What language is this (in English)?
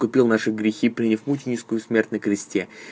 Russian